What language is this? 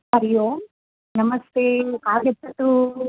Sanskrit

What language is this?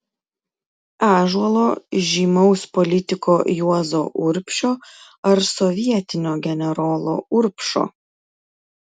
Lithuanian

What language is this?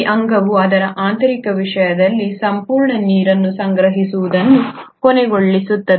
Kannada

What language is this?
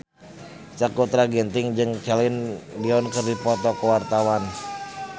Sundanese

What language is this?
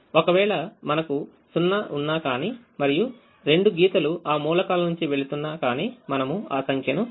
Telugu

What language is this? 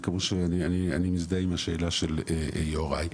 Hebrew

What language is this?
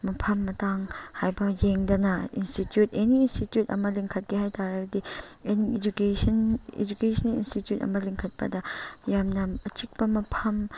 Manipuri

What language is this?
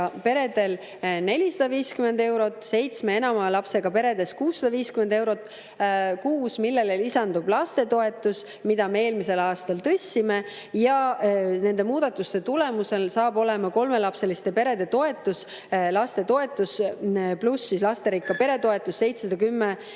Estonian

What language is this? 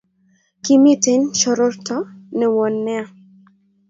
Kalenjin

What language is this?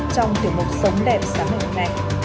Vietnamese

